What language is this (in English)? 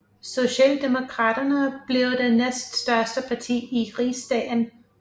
Danish